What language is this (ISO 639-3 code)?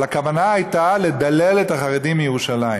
heb